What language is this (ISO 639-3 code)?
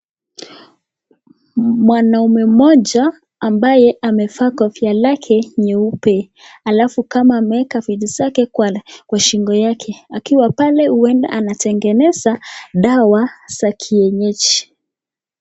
swa